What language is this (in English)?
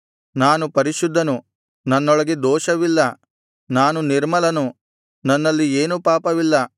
Kannada